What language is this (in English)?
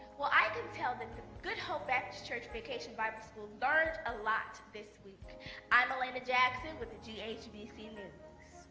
English